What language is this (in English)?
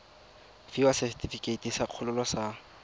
Tswana